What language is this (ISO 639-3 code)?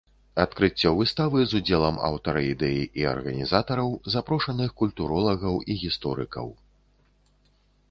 bel